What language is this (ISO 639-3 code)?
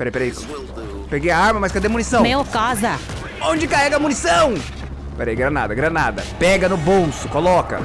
por